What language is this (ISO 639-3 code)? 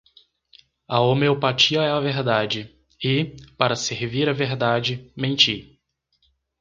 por